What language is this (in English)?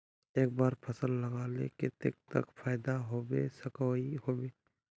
Magahi